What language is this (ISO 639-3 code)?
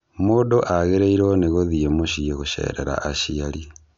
kik